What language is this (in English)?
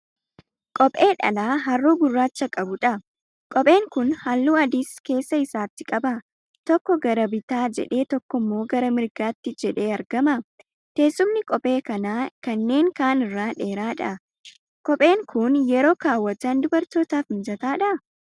Oromo